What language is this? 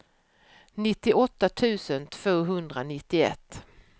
Swedish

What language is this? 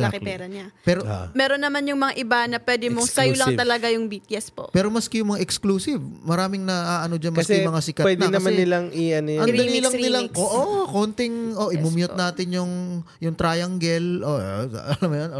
Filipino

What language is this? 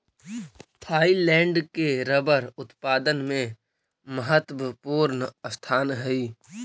Magahi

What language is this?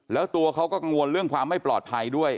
Thai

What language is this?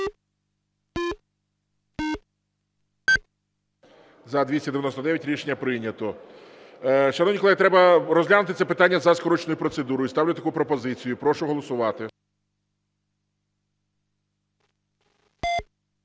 Ukrainian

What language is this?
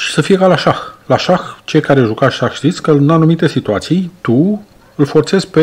Romanian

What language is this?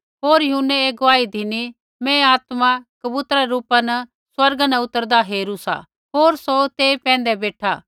Kullu Pahari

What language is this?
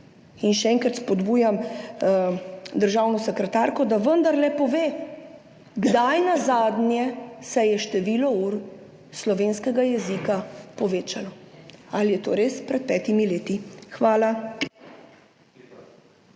Slovenian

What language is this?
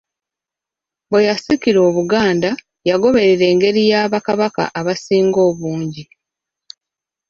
Ganda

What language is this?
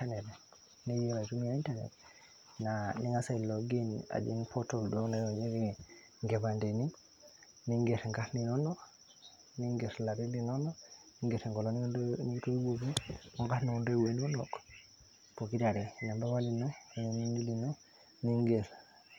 Masai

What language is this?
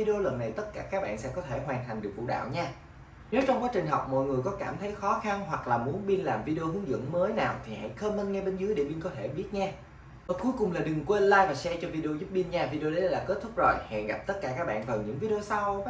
Vietnamese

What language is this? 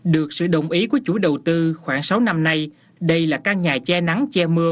Vietnamese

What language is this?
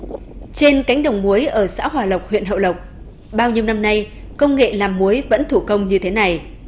Vietnamese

